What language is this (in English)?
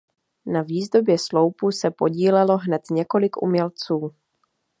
Czech